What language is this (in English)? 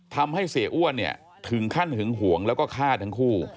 Thai